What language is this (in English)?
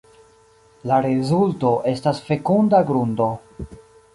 Esperanto